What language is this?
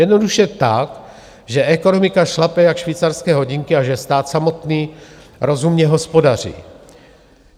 Czech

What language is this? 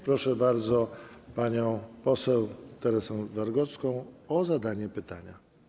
Polish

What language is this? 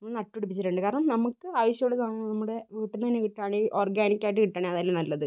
Malayalam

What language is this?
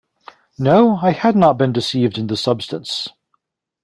English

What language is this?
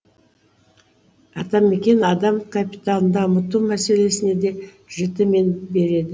Kazakh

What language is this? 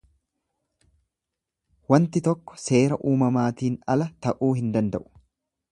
Oromo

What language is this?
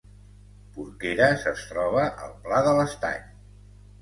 Catalan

